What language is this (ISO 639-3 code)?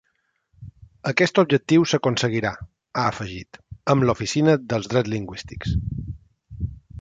cat